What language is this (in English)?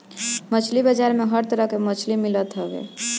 Bhojpuri